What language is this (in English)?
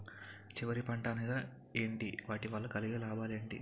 Telugu